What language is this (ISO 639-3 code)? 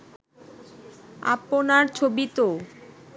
ben